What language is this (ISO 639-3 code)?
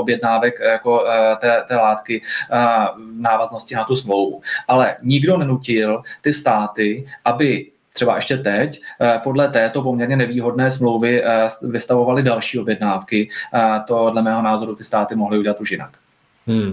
ces